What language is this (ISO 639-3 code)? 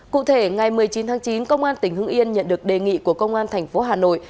vie